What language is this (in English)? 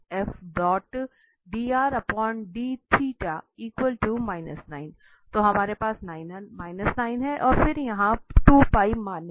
Hindi